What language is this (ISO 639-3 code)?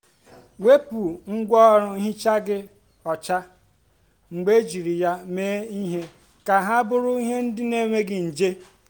ibo